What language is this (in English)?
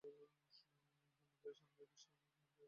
Bangla